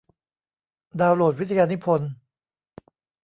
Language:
Thai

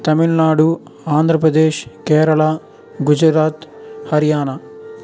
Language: Telugu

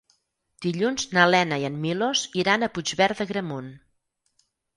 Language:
Catalan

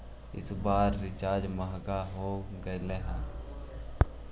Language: Magahi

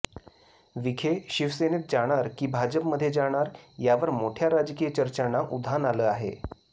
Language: Marathi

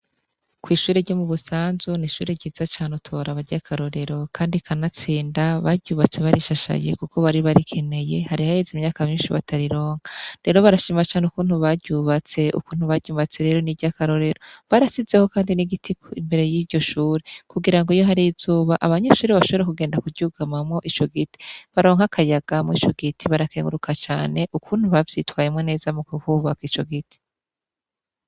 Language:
Rundi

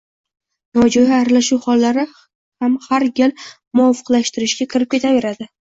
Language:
Uzbek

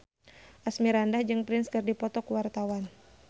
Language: Sundanese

